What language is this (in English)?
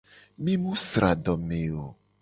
Gen